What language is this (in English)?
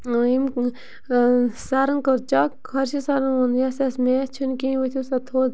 Kashmiri